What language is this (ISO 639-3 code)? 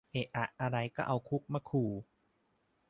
tha